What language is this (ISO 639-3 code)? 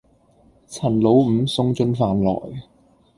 yue